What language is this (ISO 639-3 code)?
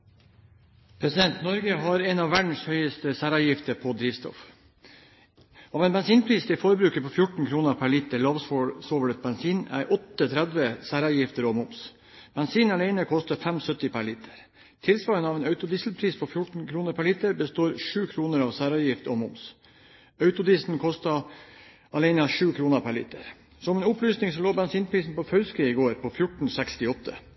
nob